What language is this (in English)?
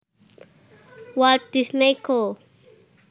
Javanese